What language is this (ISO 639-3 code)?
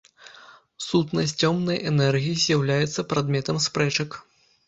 bel